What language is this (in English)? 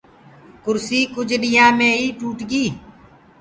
Gurgula